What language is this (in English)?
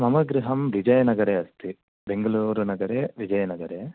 Sanskrit